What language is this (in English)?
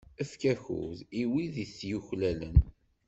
Kabyle